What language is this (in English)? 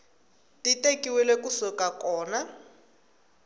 Tsonga